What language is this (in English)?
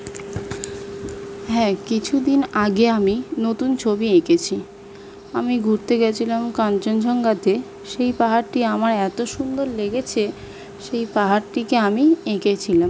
Bangla